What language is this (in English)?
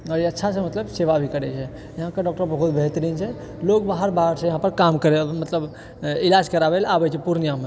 Maithili